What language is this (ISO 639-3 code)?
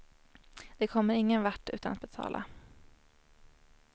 swe